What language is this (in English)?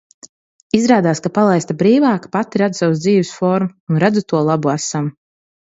Latvian